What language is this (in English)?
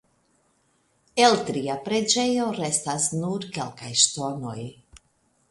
Esperanto